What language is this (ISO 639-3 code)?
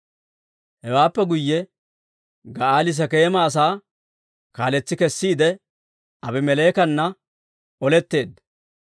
dwr